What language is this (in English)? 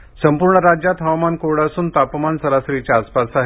Marathi